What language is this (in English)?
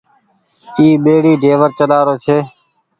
Goaria